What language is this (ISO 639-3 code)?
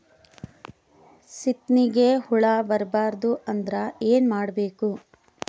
kan